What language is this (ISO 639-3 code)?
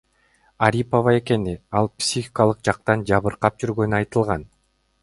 kir